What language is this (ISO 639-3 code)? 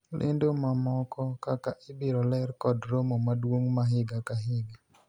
luo